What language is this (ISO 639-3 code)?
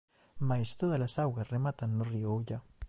glg